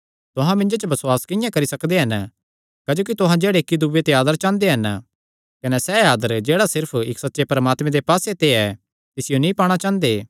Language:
Kangri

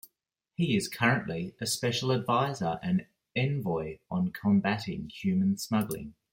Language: English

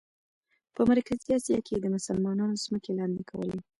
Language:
Pashto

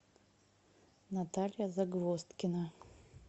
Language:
Russian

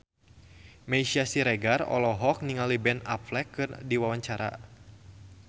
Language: Sundanese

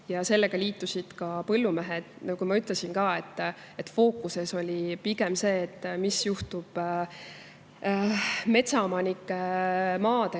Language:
Estonian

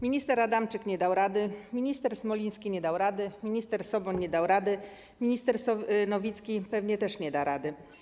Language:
Polish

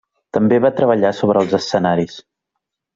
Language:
Catalan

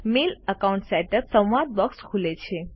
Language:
Gujarati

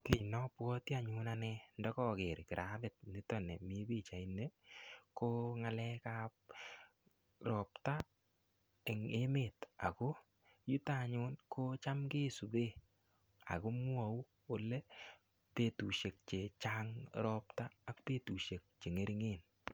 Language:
Kalenjin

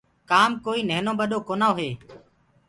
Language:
Gurgula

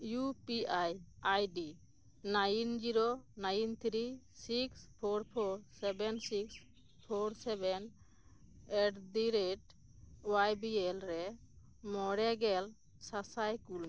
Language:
Santali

